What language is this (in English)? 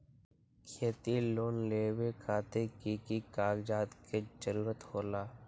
Magahi